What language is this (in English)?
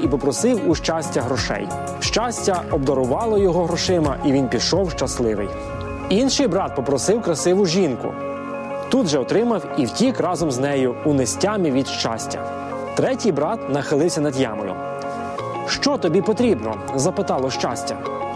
Ukrainian